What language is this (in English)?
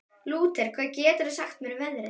Icelandic